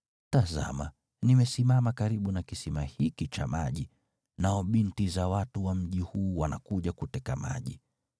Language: Swahili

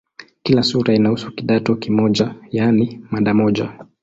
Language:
Swahili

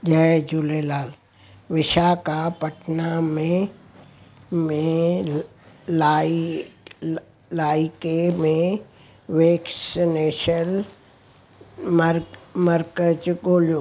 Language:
Sindhi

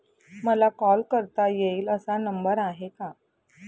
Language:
Marathi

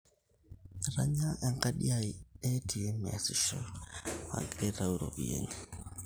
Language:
Masai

